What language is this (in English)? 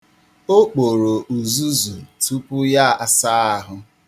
Igbo